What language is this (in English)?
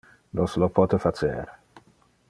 Interlingua